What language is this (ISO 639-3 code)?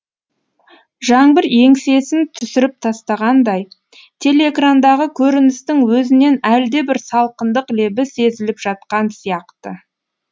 kaz